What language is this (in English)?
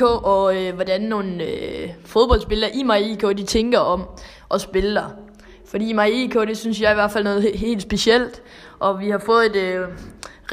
Danish